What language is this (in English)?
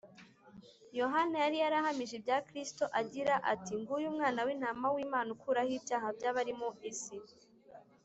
Kinyarwanda